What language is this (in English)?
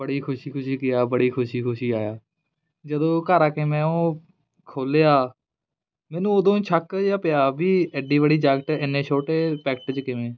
Punjabi